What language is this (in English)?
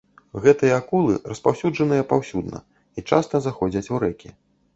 Belarusian